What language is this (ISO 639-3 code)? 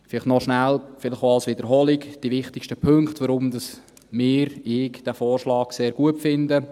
gsw